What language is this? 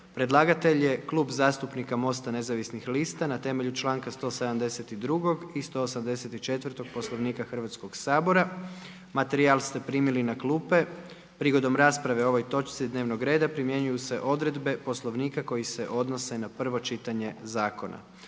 Croatian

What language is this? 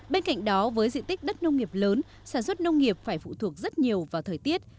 Vietnamese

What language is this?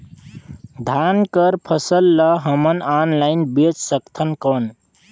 Chhattisgarhi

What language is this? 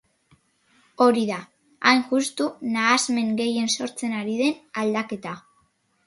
Basque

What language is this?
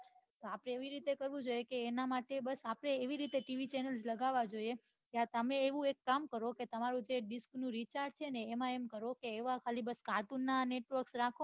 Gujarati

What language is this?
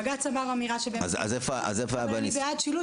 Hebrew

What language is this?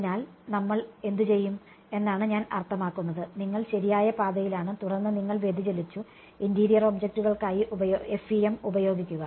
Malayalam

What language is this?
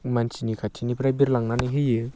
Bodo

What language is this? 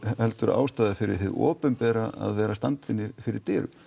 Icelandic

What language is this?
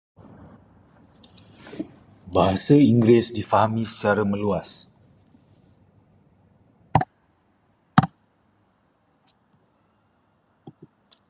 Malay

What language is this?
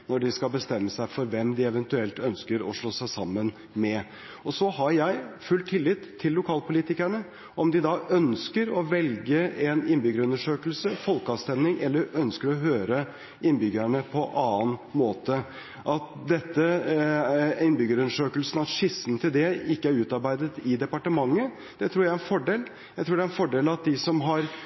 Norwegian Bokmål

